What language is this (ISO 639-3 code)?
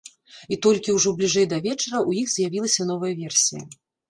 bel